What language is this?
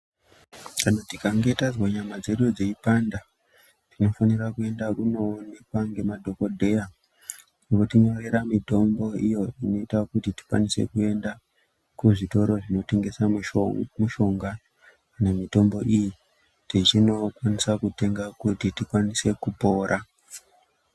Ndau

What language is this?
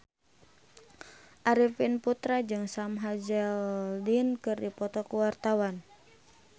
Sundanese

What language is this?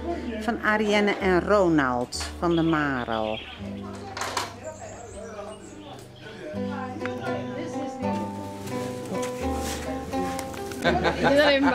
Dutch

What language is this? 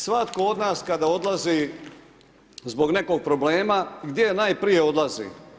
Croatian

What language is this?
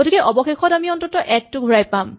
Assamese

